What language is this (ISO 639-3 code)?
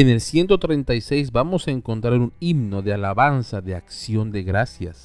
spa